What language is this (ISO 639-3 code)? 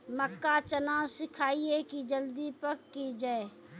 mai